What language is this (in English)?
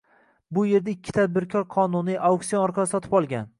Uzbek